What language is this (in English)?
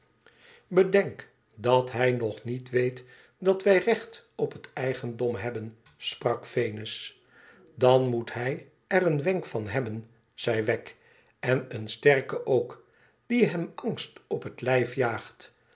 Dutch